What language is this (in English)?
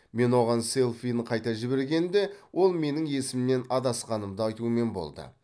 Kazakh